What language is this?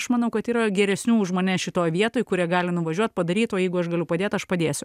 Lithuanian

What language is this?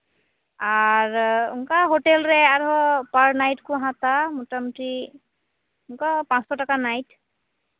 Santali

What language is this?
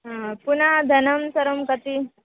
Sanskrit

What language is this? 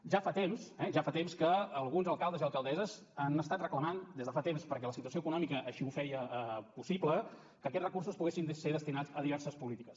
Catalan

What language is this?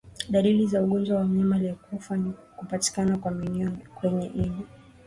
Swahili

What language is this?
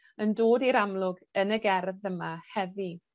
Welsh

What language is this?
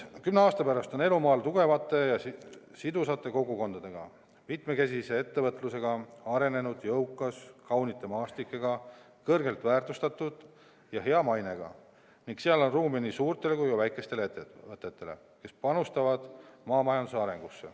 Estonian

